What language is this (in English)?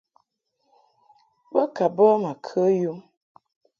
Mungaka